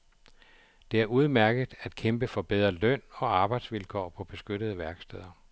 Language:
Danish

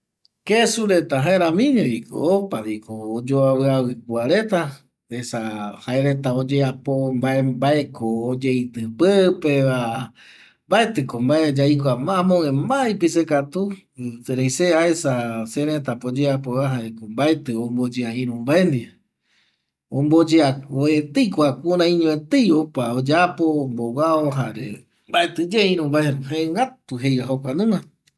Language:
Eastern Bolivian Guaraní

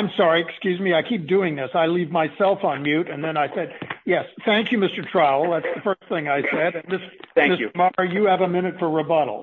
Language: English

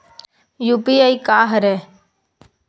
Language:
Chhattisgarhi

